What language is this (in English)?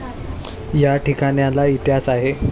Marathi